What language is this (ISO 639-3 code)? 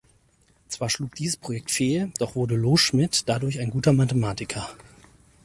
deu